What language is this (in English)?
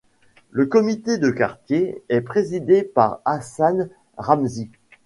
French